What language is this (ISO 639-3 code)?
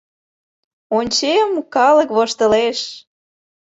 chm